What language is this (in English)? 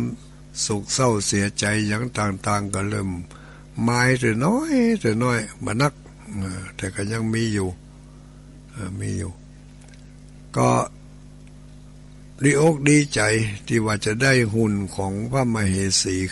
Thai